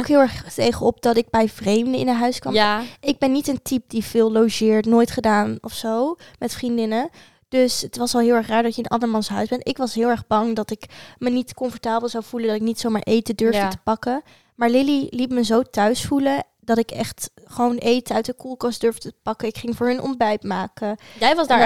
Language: Dutch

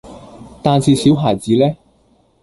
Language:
Cantonese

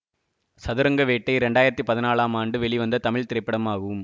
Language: Tamil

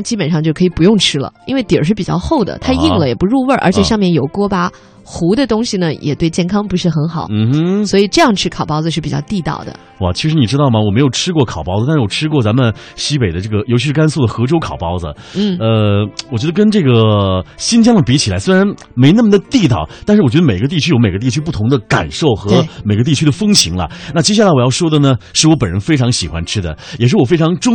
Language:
Chinese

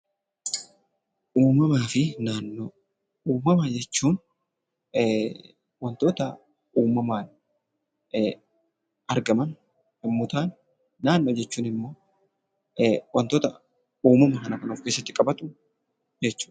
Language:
Oromo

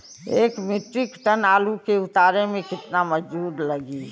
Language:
Bhojpuri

